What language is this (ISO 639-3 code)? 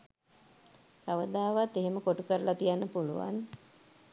sin